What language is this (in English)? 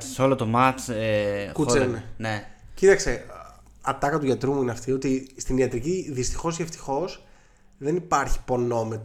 Greek